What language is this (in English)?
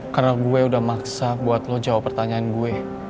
Indonesian